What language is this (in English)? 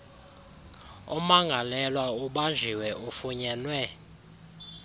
Xhosa